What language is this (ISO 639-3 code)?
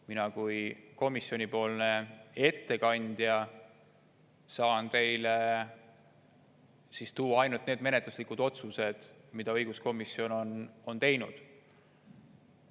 est